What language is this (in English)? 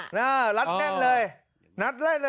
Thai